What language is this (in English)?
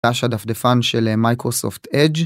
Hebrew